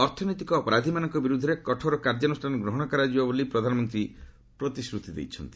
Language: Odia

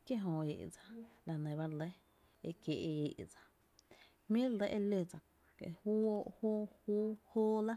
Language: Tepinapa Chinantec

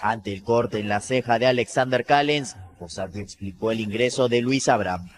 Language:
Spanish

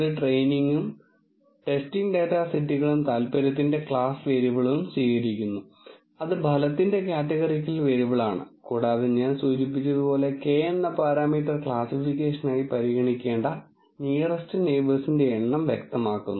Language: Malayalam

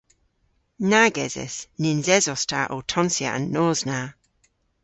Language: Cornish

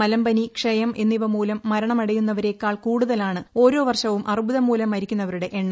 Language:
Malayalam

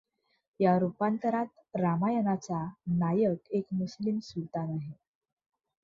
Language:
Marathi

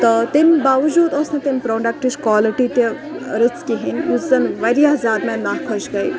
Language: Kashmiri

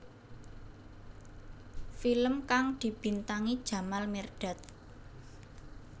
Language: Javanese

